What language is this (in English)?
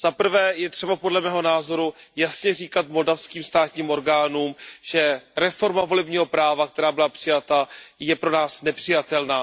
Czech